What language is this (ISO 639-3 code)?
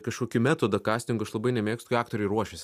lit